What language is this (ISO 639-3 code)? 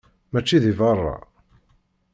kab